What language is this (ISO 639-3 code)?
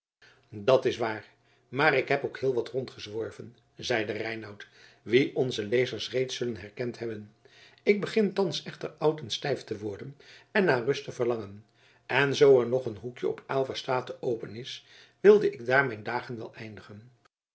nld